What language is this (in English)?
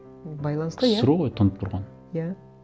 Kazakh